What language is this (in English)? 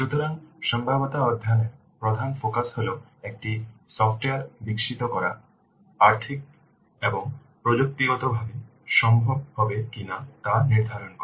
Bangla